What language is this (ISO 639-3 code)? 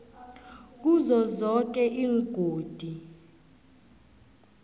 nbl